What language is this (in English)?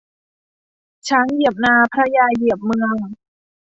Thai